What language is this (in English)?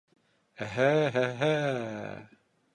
Bashkir